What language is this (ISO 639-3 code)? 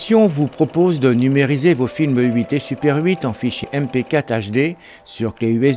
fra